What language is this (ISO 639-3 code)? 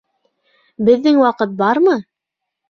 bak